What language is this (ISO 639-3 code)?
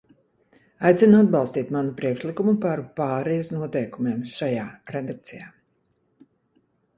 lav